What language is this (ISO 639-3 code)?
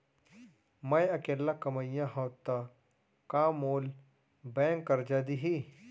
hne